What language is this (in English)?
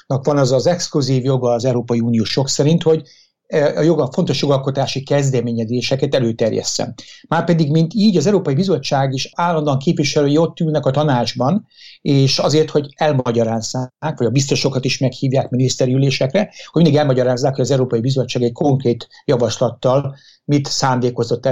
Hungarian